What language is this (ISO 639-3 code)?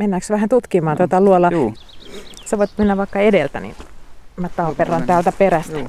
fin